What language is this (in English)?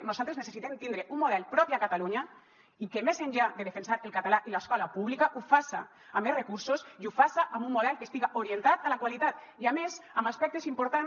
Catalan